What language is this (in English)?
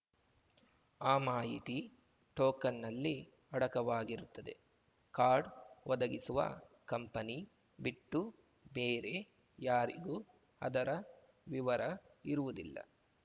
Kannada